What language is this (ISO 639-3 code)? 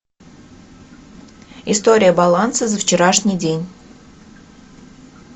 rus